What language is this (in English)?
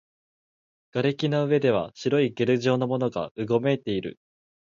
Japanese